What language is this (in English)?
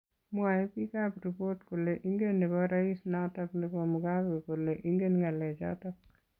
Kalenjin